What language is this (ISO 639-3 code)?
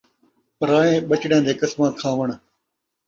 skr